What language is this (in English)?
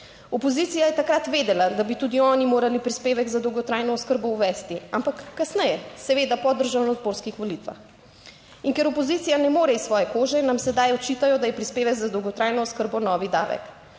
Slovenian